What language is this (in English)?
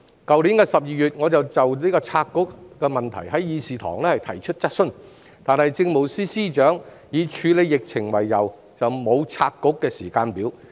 Cantonese